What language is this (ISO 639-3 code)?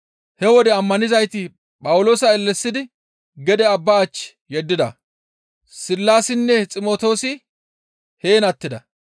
gmv